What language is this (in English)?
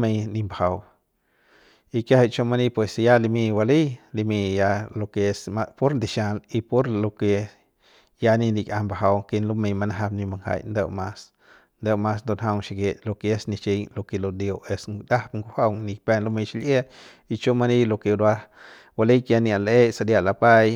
Central Pame